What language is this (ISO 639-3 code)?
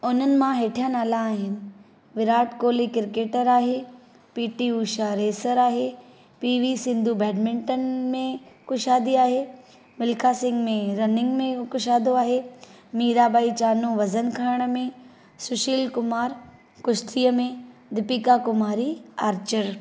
snd